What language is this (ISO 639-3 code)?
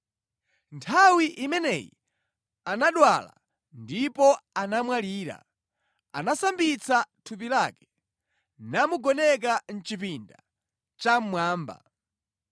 nya